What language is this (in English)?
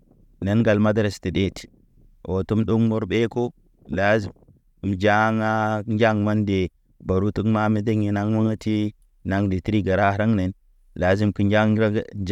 Naba